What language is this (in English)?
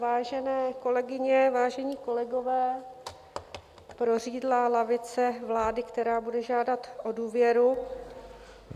Czech